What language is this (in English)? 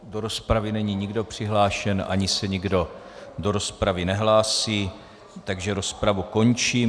Czech